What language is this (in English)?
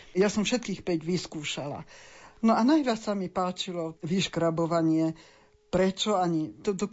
Slovak